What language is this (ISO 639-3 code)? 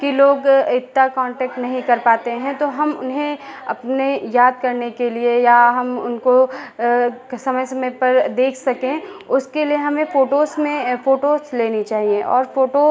hin